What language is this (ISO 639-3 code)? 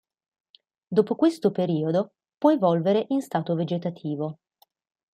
ita